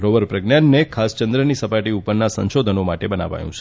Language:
Gujarati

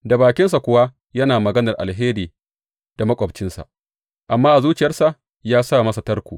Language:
Hausa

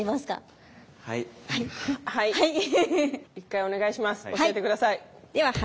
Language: Japanese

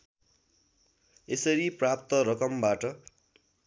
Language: Nepali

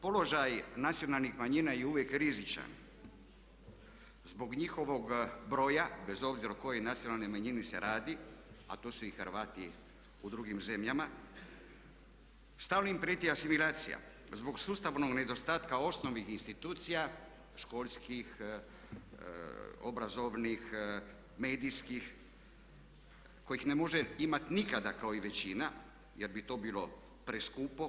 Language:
Croatian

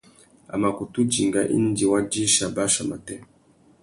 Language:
Tuki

